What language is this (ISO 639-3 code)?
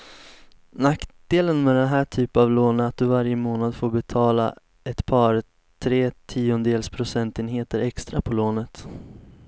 swe